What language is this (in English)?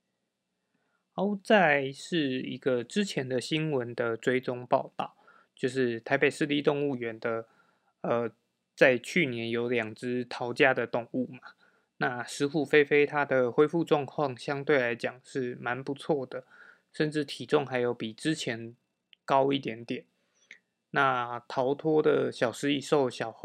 Chinese